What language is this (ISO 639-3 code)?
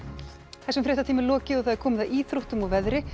isl